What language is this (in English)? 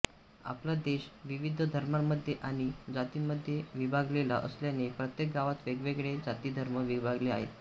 Marathi